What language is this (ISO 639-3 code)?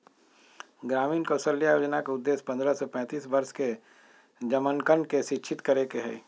mag